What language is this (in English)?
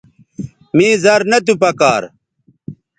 Bateri